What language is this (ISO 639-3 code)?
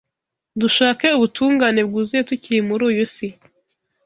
kin